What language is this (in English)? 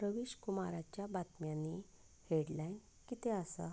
Konkani